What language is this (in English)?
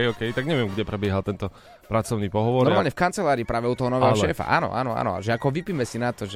Slovak